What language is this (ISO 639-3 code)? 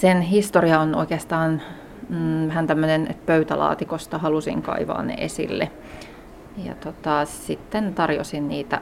fin